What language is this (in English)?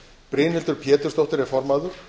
Icelandic